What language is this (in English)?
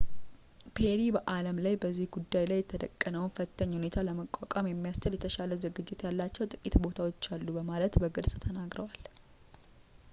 Amharic